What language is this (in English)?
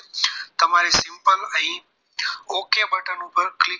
Gujarati